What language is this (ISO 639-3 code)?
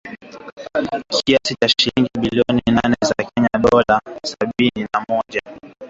swa